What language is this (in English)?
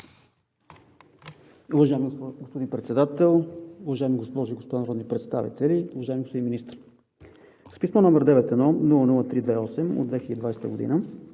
Bulgarian